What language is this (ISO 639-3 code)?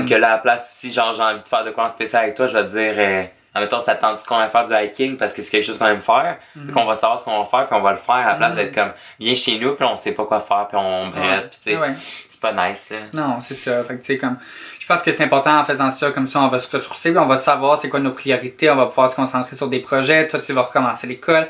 fra